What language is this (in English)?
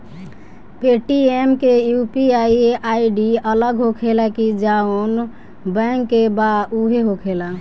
Bhojpuri